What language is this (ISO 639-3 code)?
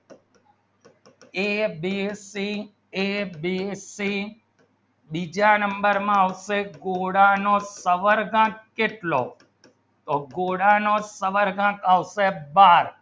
guj